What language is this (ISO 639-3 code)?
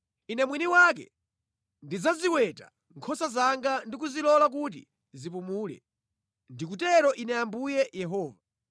nya